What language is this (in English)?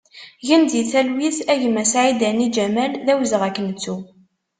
Kabyle